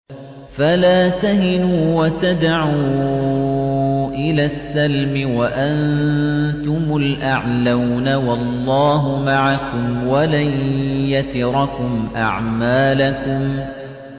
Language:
Arabic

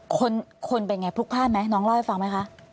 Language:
Thai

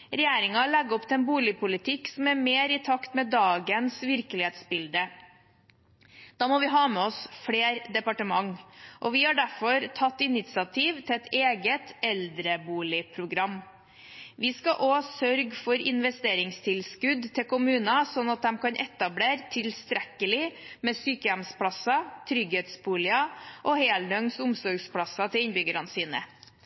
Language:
Norwegian Bokmål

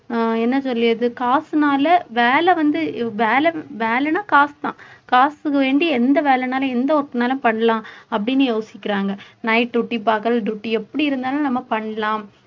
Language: Tamil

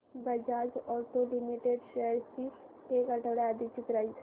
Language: Marathi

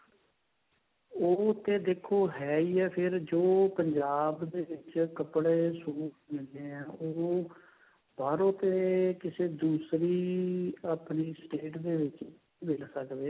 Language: Punjabi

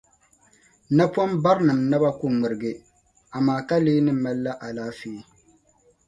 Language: Dagbani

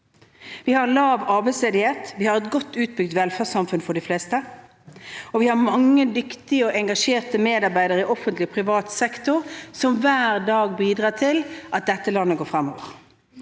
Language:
Norwegian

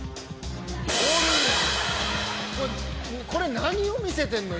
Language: Japanese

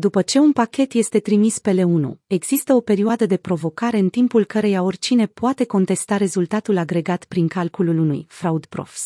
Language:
Romanian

